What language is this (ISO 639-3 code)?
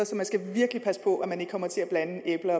dan